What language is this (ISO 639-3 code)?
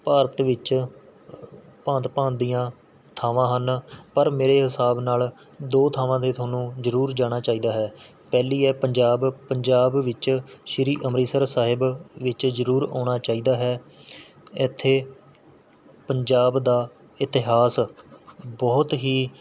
pan